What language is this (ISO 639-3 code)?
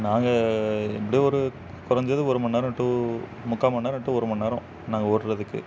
tam